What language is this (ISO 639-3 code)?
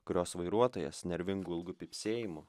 lit